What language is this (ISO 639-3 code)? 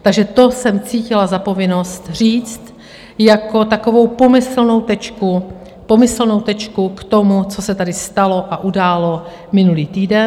ces